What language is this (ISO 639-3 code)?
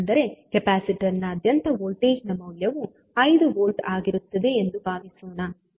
kan